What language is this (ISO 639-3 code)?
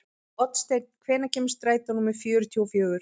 isl